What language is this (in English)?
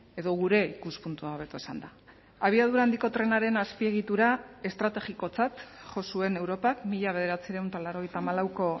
Basque